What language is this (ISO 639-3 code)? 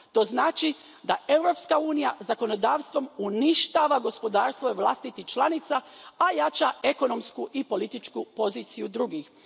hrv